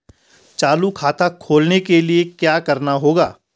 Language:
Hindi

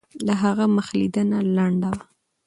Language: Pashto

